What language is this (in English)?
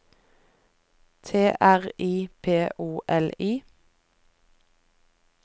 Norwegian